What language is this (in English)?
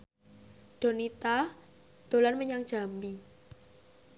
Javanese